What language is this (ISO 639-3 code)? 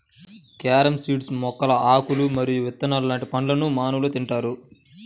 tel